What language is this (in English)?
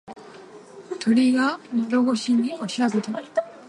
Japanese